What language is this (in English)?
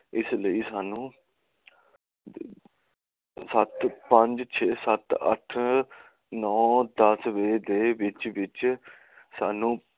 Punjabi